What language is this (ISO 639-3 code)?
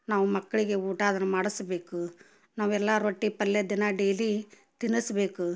kan